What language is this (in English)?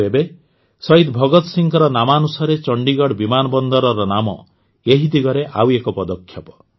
Odia